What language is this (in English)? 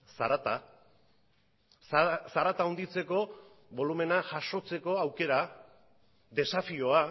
Basque